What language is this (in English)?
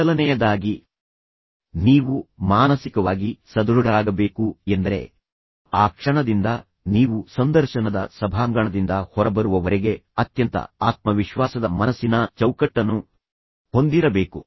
Kannada